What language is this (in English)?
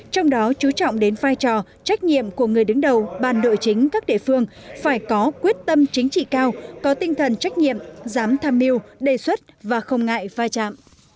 Vietnamese